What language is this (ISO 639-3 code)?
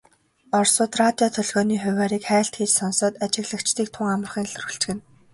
mon